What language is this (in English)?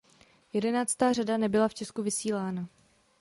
Czech